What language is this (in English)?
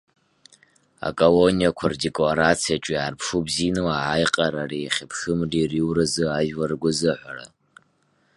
Abkhazian